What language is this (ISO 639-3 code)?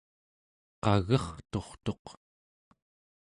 esu